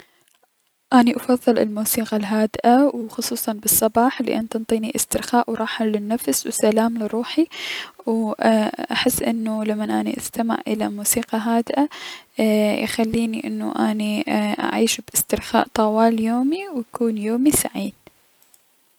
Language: Mesopotamian Arabic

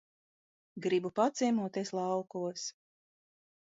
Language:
Latvian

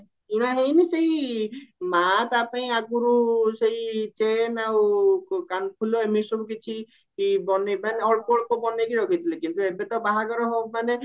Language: Odia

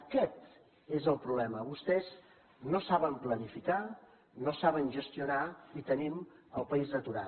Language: Catalan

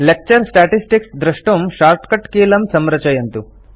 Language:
Sanskrit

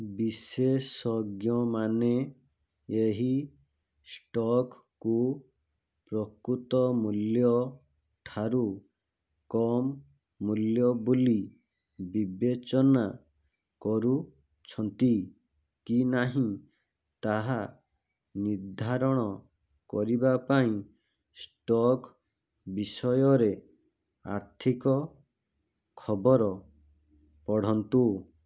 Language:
Odia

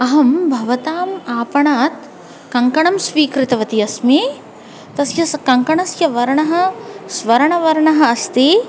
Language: Sanskrit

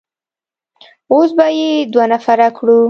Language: Pashto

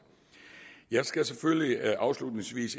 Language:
Danish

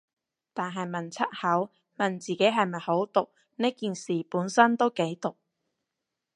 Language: Cantonese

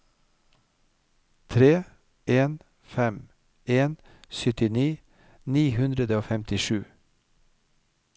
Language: Norwegian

